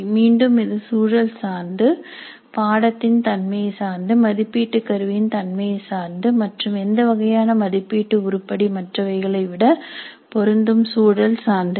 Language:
Tamil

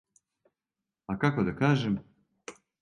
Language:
Serbian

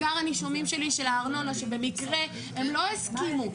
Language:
Hebrew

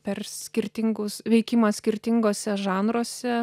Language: Lithuanian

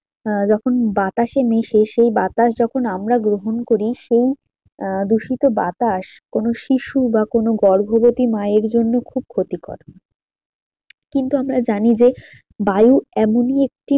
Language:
Bangla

